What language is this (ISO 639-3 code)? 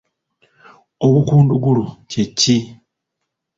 lug